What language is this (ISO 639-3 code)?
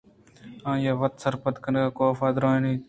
bgp